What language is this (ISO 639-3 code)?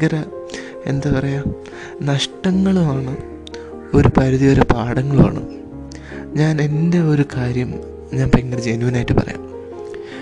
mal